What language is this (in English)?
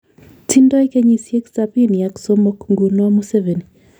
Kalenjin